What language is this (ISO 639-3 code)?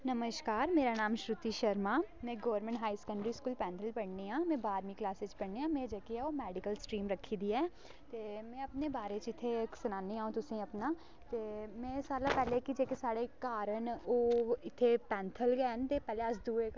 doi